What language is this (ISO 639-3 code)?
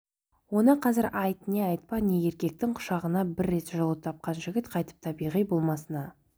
kaz